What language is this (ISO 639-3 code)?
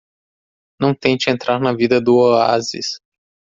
por